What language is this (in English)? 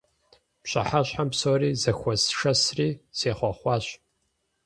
Kabardian